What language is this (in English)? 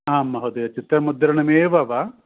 Sanskrit